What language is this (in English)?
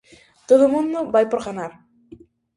Galician